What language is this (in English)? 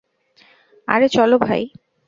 Bangla